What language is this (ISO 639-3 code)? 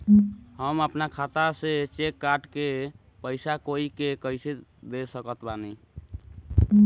bho